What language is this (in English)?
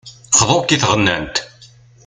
Kabyle